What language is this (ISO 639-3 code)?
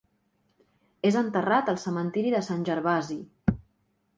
cat